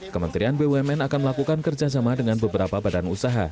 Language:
Indonesian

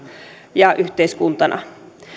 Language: Finnish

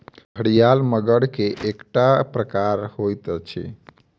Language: Maithili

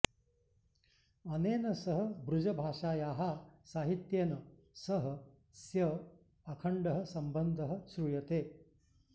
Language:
Sanskrit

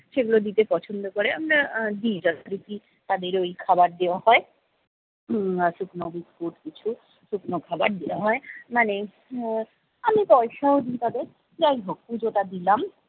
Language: Bangla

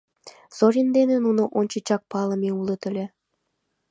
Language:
Mari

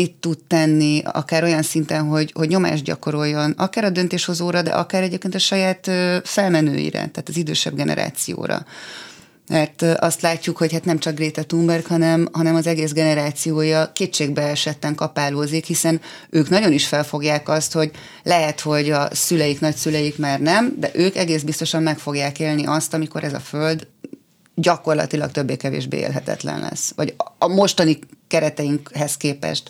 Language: Hungarian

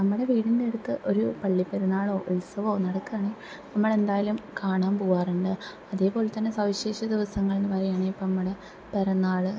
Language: Malayalam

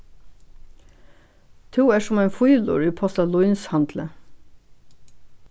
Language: Faroese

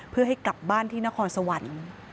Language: Thai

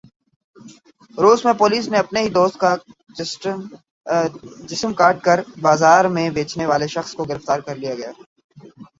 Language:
Urdu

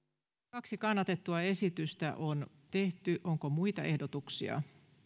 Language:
Finnish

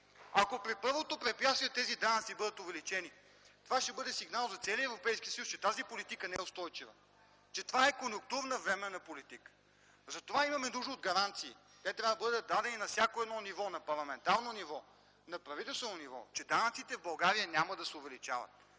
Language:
Bulgarian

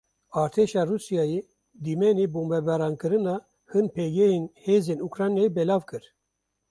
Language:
Kurdish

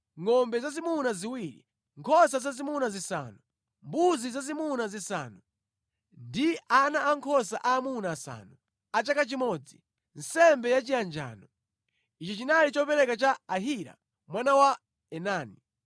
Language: Nyanja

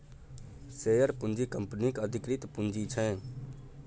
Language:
Maithili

